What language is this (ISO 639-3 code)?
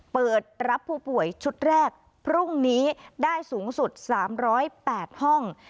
tha